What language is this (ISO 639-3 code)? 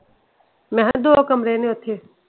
pan